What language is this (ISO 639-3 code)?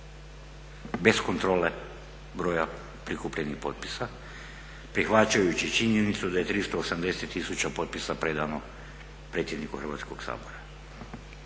hrv